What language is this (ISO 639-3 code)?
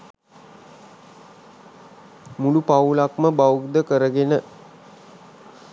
sin